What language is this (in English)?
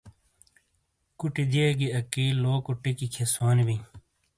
Shina